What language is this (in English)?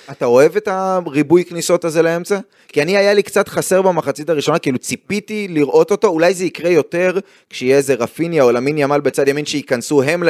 Hebrew